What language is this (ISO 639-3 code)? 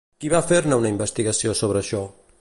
cat